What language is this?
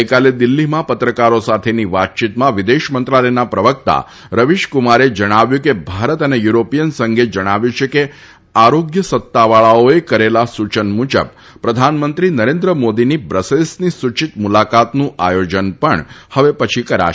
Gujarati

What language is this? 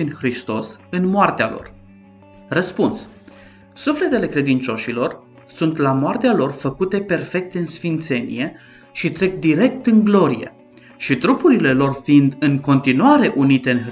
Romanian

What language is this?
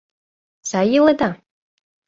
Mari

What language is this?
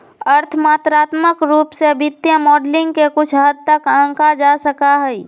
Magahi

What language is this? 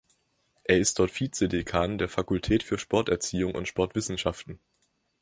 German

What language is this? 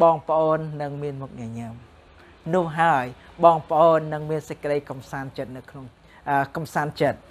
Thai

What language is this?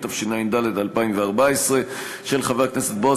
Hebrew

